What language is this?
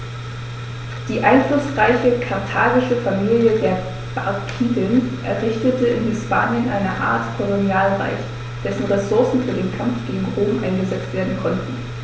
German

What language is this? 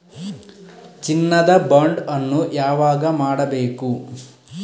Kannada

